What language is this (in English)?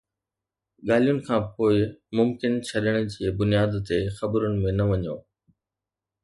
Sindhi